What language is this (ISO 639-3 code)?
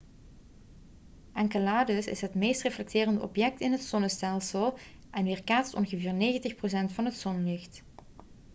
nld